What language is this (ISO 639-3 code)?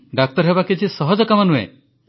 ori